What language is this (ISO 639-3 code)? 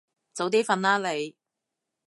yue